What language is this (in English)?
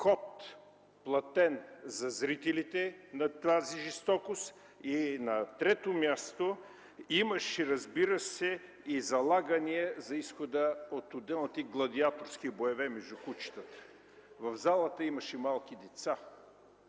Bulgarian